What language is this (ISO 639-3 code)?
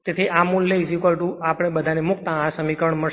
guj